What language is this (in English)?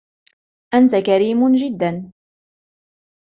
Arabic